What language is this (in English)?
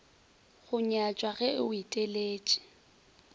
Northern Sotho